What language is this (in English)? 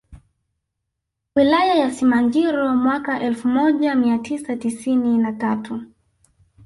Swahili